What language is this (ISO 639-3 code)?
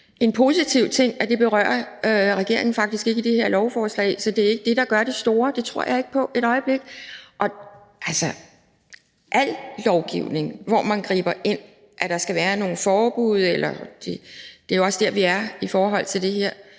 dan